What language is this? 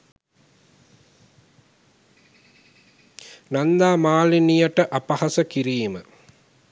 Sinhala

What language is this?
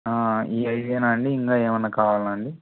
Telugu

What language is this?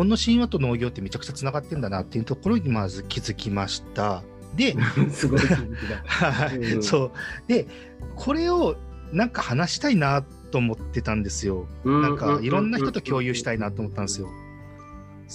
Japanese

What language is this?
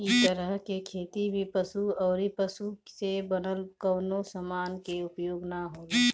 Bhojpuri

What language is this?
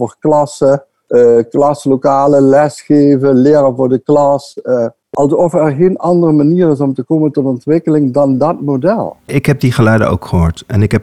Dutch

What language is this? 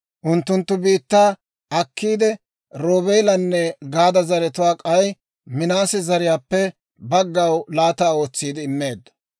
Dawro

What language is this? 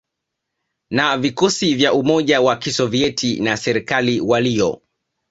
Swahili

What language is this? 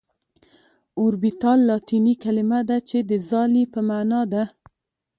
Pashto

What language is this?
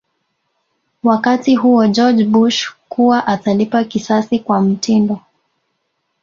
Swahili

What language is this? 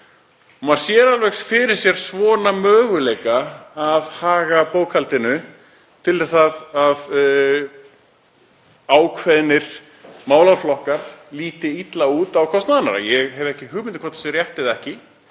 Icelandic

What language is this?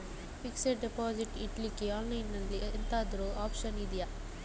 Kannada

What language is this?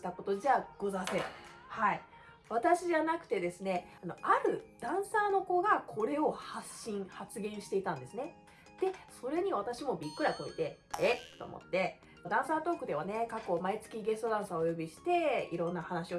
Japanese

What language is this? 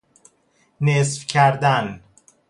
Persian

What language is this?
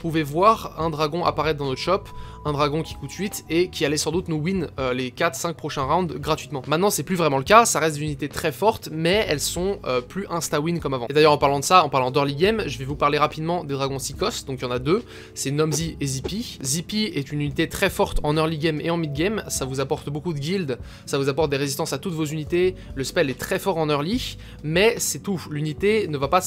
French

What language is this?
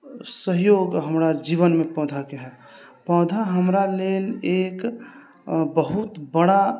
Maithili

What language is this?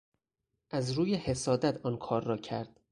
Persian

